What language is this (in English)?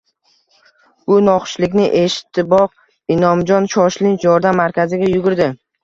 Uzbek